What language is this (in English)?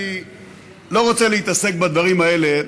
Hebrew